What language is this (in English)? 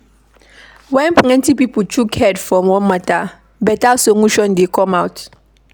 Nigerian Pidgin